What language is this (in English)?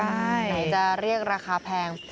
Thai